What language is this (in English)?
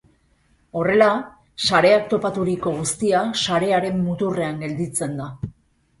Basque